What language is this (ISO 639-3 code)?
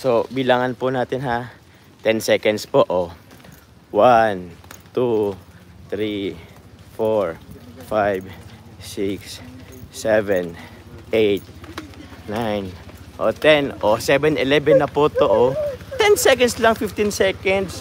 fil